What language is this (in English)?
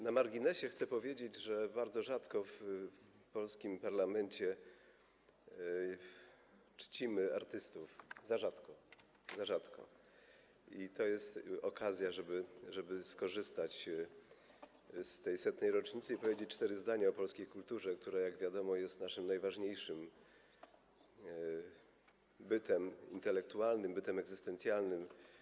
Polish